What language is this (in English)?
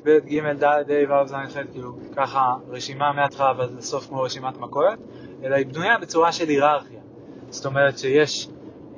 Hebrew